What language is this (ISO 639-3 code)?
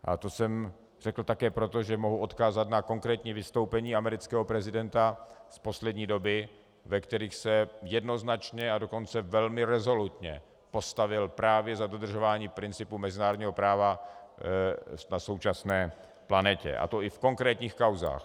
ces